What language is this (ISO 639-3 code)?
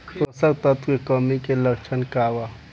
bho